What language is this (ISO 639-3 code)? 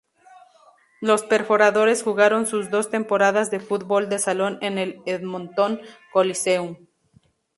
spa